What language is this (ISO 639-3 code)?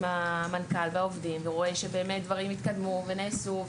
heb